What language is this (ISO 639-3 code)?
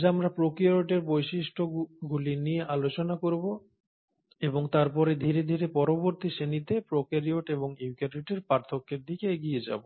ben